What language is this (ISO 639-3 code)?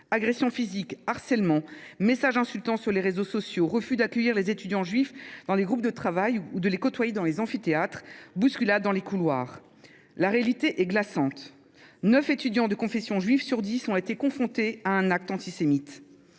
fra